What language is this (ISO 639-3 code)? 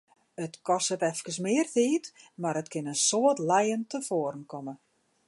fry